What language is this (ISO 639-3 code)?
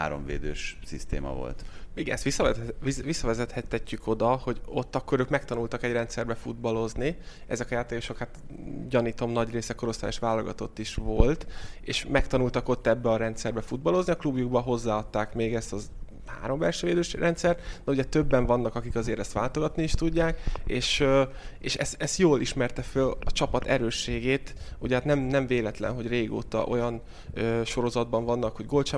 hun